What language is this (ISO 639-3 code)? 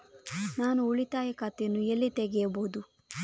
kan